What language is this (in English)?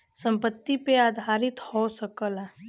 Bhojpuri